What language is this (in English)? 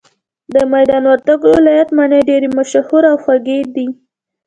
Pashto